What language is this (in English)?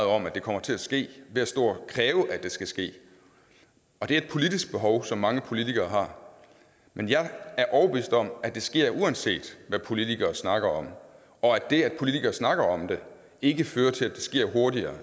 Danish